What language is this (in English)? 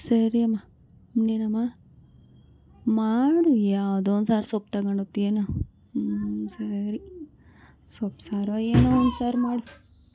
Kannada